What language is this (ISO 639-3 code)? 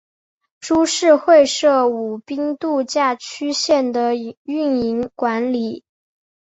zho